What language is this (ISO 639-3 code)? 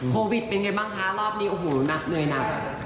tha